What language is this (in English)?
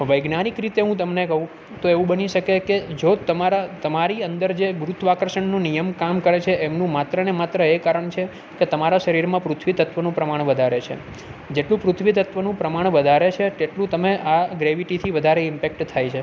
Gujarati